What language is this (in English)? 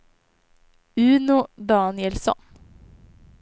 Swedish